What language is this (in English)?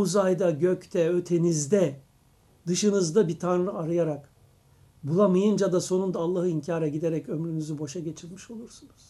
Turkish